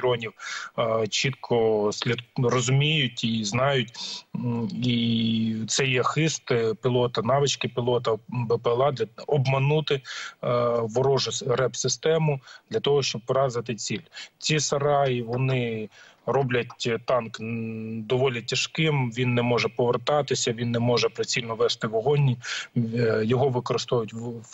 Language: Ukrainian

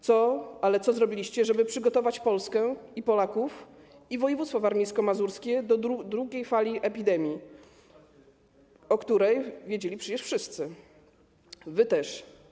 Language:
Polish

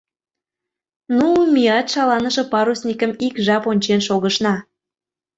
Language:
Mari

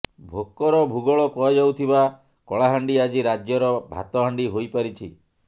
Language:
Odia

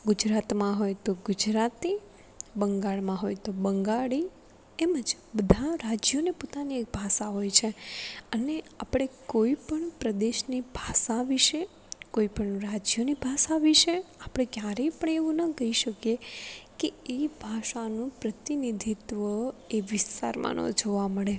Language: Gujarati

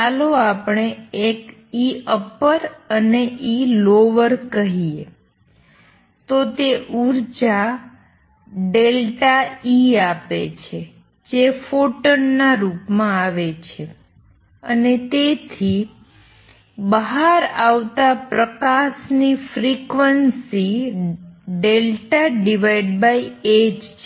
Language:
Gujarati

